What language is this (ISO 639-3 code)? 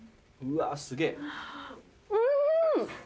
jpn